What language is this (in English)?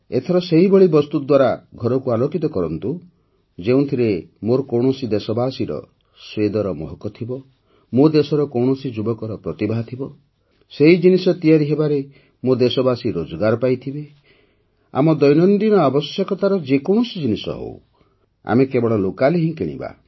Odia